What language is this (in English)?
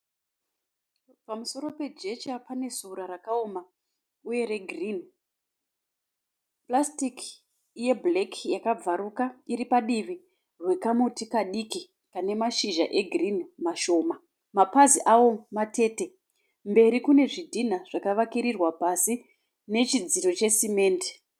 Shona